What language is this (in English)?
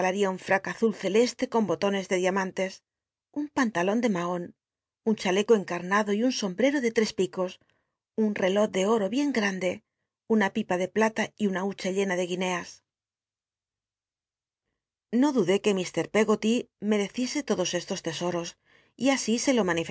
Spanish